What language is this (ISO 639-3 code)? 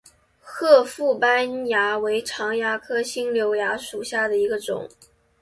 zho